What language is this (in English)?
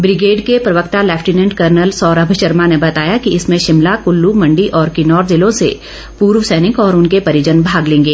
Hindi